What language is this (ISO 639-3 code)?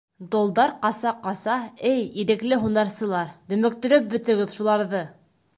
bak